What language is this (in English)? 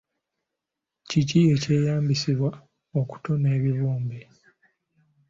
Ganda